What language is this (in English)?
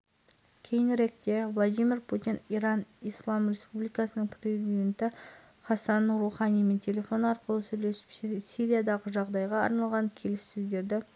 Kazakh